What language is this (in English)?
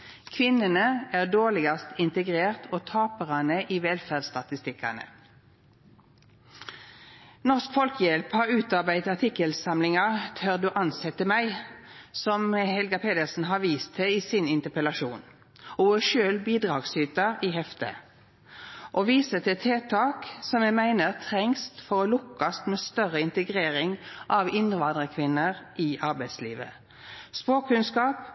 Norwegian Nynorsk